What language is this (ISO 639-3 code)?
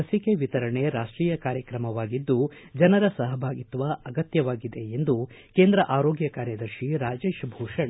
kan